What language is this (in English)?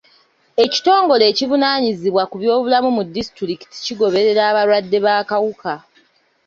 Ganda